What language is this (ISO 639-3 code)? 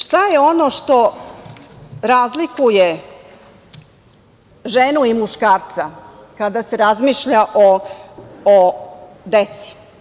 srp